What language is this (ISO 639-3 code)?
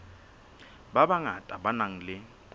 sot